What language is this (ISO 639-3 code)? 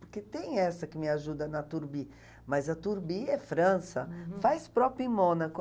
por